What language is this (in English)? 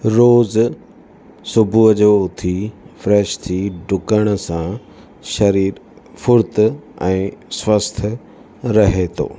Sindhi